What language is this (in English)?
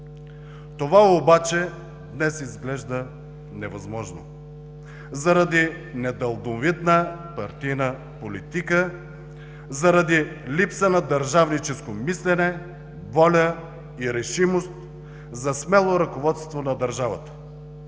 Bulgarian